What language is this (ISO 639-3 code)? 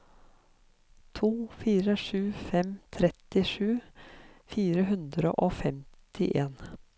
nor